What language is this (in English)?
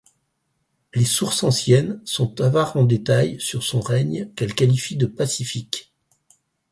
French